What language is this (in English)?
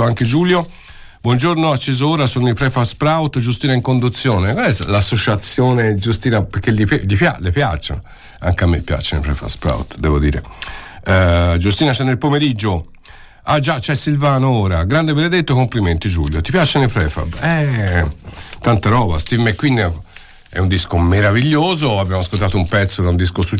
Italian